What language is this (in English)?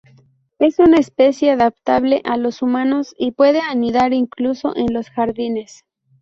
Spanish